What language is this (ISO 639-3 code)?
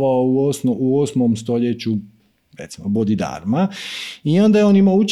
hrv